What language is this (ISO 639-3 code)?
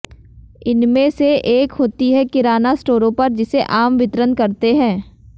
hin